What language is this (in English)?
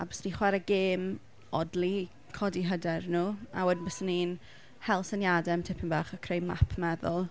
Welsh